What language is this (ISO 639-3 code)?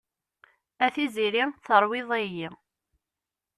kab